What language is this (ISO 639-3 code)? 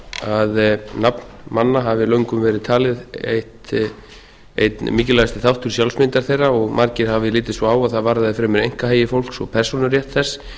isl